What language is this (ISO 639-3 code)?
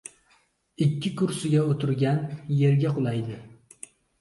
uzb